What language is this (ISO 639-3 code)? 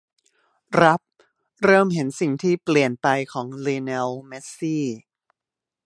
tha